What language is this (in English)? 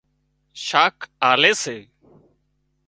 Wadiyara Koli